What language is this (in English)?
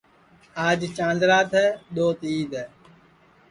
Sansi